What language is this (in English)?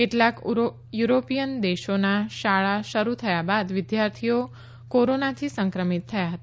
Gujarati